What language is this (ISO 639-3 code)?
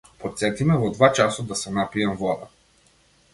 mkd